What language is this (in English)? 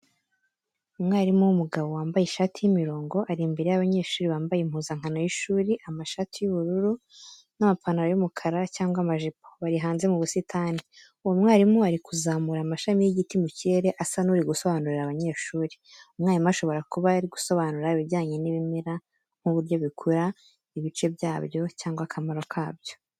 Kinyarwanda